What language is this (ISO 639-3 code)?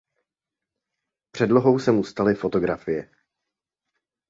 ces